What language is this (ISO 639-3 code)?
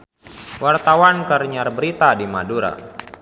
sun